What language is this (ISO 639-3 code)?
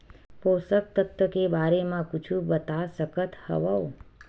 hne